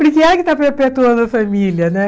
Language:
Portuguese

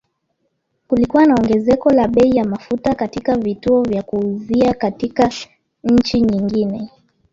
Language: Swahili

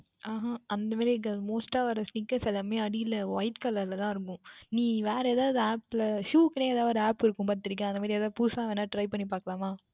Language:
Tamil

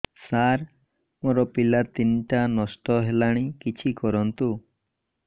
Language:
Odia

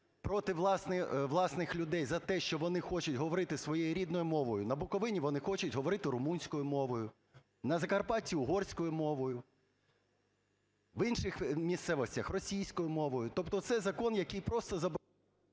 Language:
Ukrainian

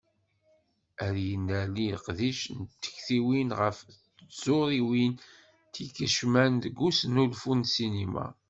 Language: Kabyle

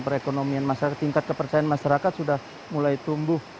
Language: Indonesian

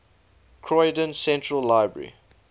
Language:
English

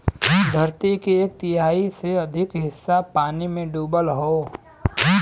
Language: Bhojpuri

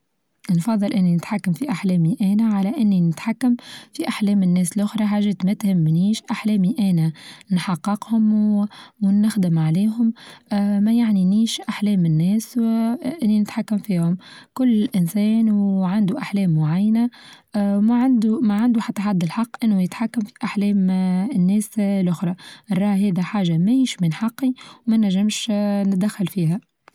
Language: Tunisian Arabic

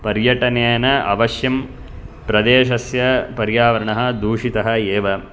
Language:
Sanskrit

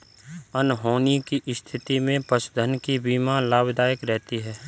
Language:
Hindi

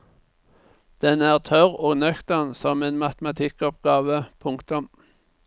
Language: Norwegian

